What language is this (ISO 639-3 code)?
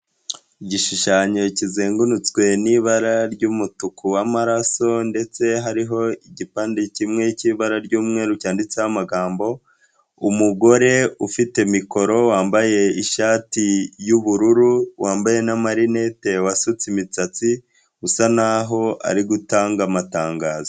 kin